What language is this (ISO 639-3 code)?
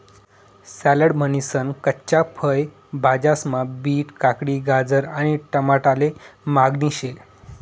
mar